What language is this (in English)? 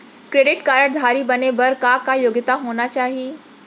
Chhattisgarhi